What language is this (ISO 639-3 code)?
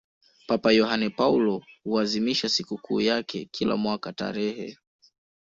swa